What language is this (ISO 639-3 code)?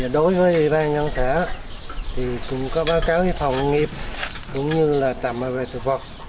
vie